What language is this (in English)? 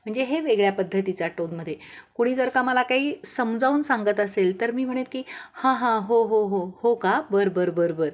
Marathi